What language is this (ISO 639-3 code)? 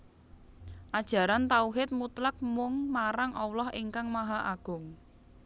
jav